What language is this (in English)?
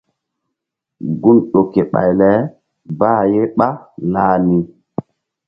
Mbum